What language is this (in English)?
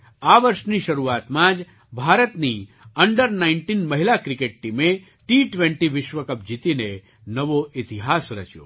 Gujarati